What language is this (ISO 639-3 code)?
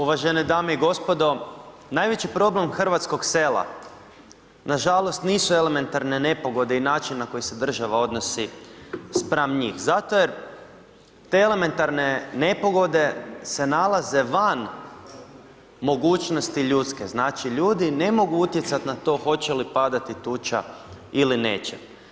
hrv